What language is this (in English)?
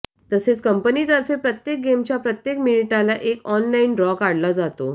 Marathi